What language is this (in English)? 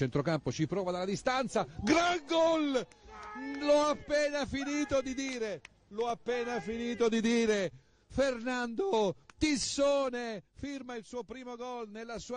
Italian